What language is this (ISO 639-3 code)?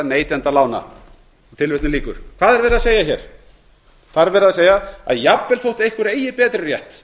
isl